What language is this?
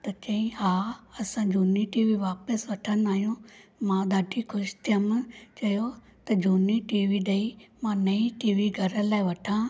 Sindhi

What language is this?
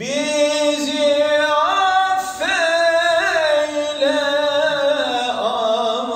Arabic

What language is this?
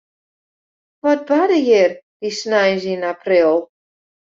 Western Frisian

